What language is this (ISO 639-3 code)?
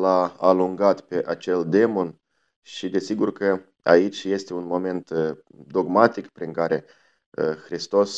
ron